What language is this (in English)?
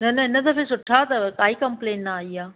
Sindhi